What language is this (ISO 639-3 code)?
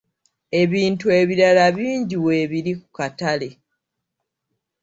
lug